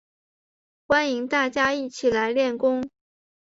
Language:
Chinese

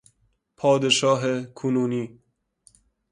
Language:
Persian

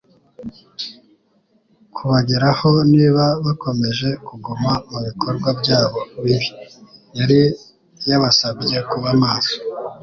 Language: Kinyarwanda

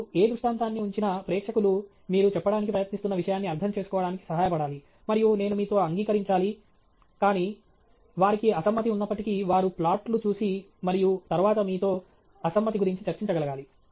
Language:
Telugu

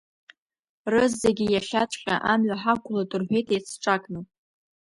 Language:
Abkhazian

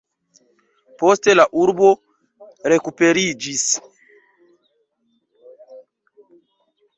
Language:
Esperanto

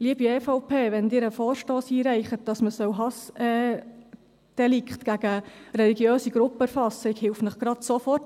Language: Swiss German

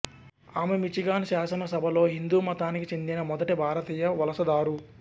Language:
Telugu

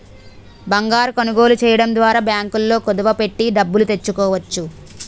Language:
Telugu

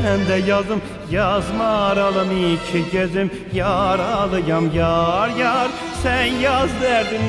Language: Turkish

